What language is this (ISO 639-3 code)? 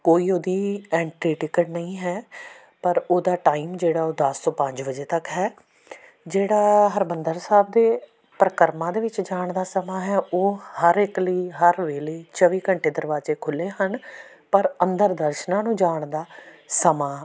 pan